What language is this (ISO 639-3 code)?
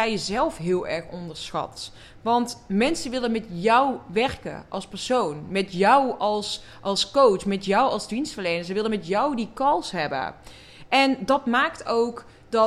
nld